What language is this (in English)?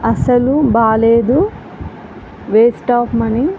Telugu